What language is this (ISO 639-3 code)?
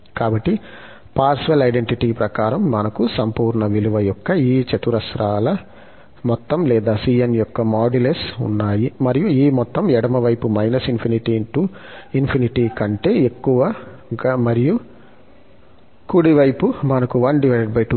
tel